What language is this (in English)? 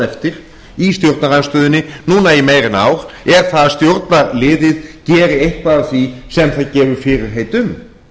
Icelandic